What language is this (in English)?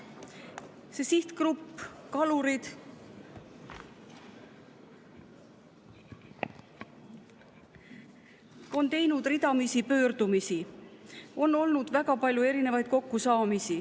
Estonian